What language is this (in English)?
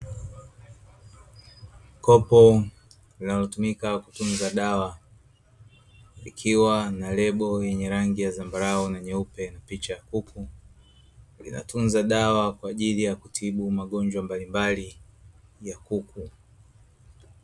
Swahili